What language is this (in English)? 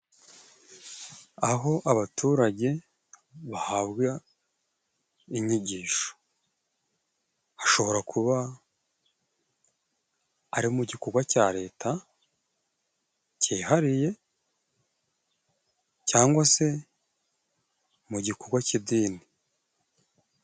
Kinyarwanda